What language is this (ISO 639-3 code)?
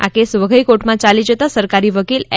guj